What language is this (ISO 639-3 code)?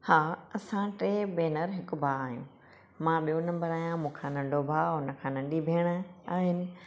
snd